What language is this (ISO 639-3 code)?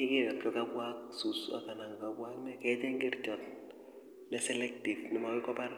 kln